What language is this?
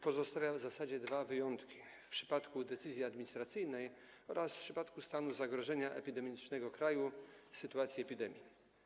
Polish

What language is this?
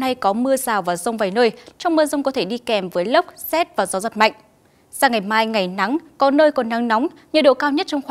Vietnamese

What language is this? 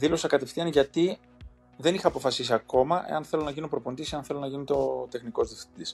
Greek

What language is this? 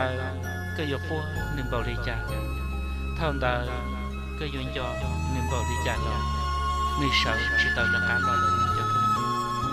Vietnamese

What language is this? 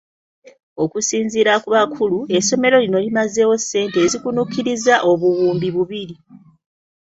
Ganda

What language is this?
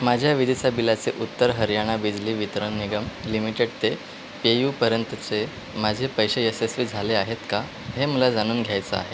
Marathi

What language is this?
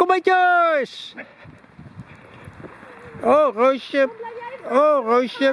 Dutch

